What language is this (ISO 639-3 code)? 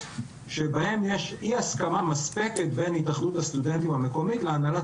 heb